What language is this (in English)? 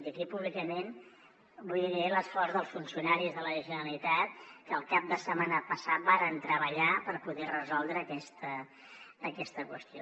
Catalan